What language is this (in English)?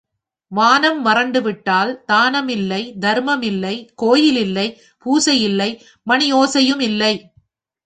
Tamil